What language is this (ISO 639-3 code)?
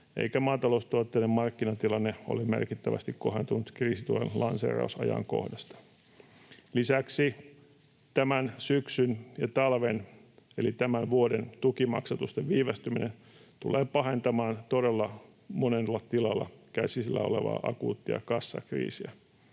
fin